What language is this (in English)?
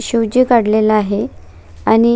Marathi